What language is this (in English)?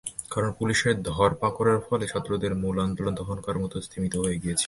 Bangla